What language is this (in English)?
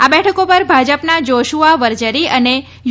Gujarati